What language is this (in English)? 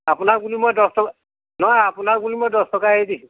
Assamese